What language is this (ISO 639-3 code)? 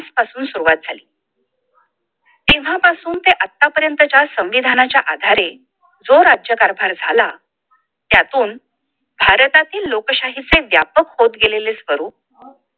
mar